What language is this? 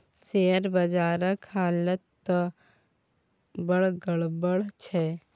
Maithili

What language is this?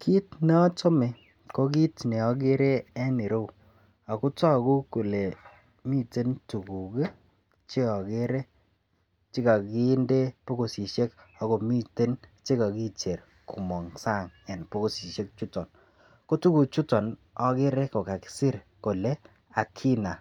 Kalenjin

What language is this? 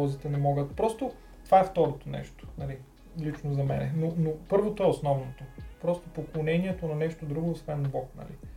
Bulgarian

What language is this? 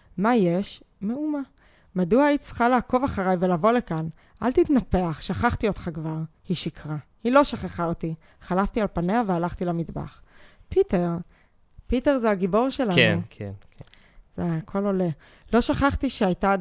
Hebrew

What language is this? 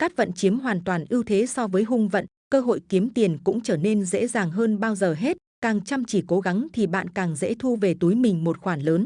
Vietnamese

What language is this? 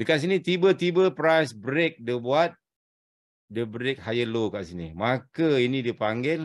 Malay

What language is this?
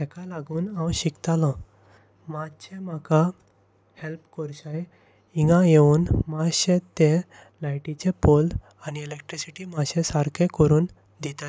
Konkani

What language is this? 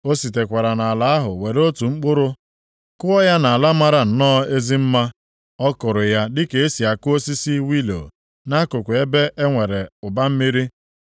Igbo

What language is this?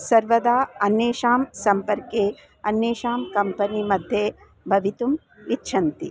Sanskrit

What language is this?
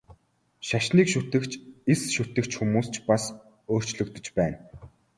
Mongolian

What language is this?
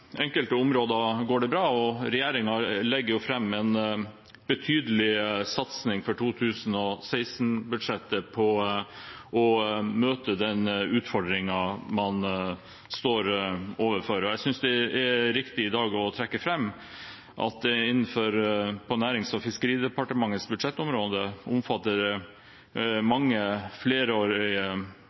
Norwegian Bokmål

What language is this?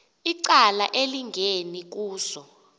Xhosa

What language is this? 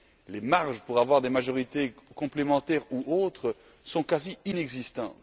French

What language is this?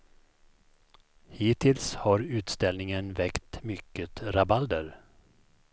Swedish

